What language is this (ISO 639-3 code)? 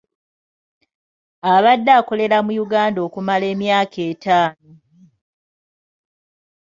lug